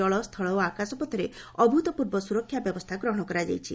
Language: Odia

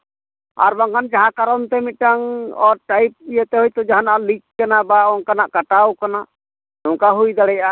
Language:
Santali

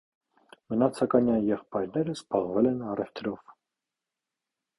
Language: Armenian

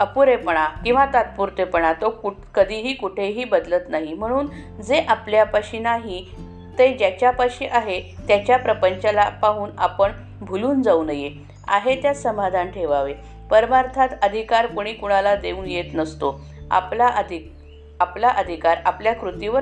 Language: Marathi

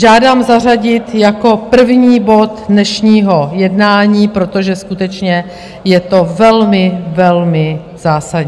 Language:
Czech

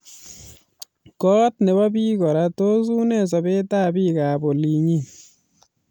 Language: Kalenjin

